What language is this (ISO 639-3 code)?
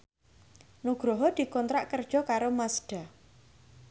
jav